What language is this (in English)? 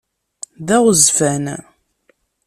Kabyle